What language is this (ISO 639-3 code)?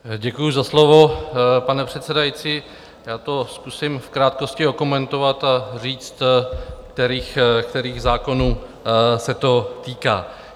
ces